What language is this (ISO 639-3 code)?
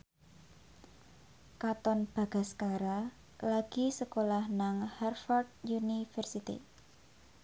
jav